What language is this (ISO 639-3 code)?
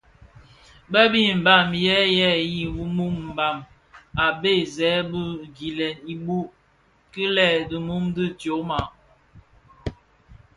ksf